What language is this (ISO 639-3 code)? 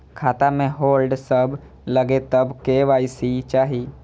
mai